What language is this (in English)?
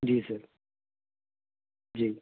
Punjabi